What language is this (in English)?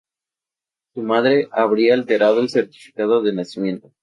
Spanish